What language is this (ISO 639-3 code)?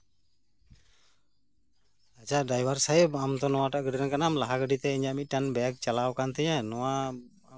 sat